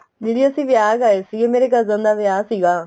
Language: Punjabi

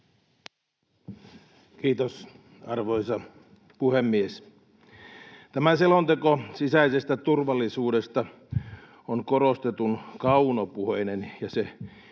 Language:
Finnish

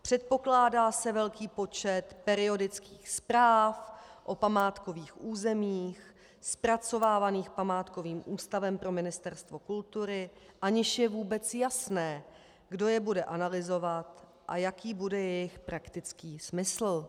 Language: Czech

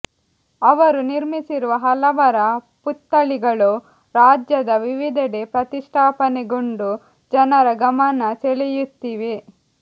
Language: Kannada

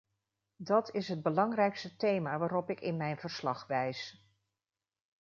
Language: Dutch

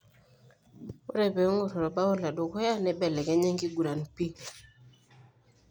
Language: Masai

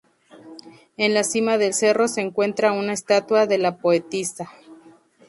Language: Spanish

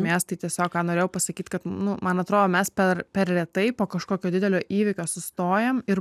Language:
Lithuanian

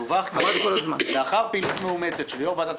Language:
Hebrew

